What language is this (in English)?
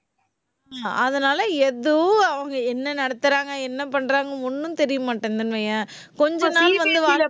Tamil